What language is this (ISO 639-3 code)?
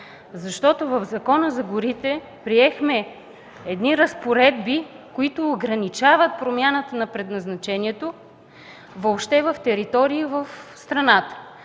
bul